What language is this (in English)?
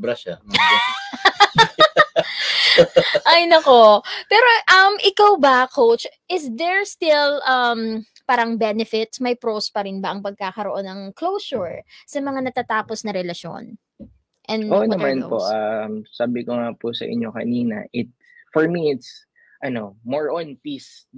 Filipino